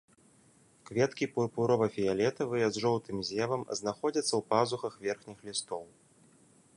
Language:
Belarusian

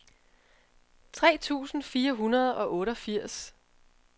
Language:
Danish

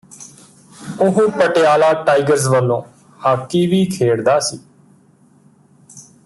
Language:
Punjabi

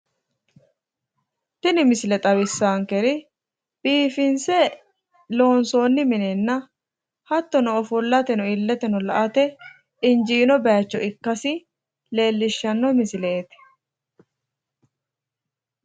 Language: Sidamo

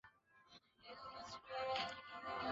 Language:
Chinese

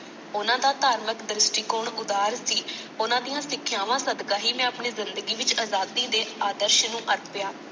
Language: Punjabi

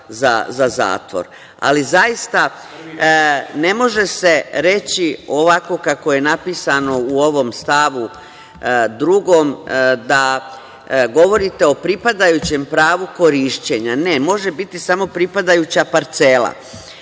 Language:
Serbian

